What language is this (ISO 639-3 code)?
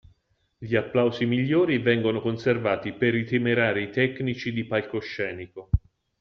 ita